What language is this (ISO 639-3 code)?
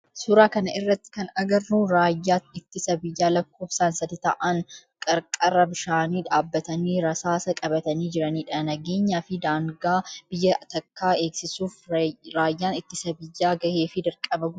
orm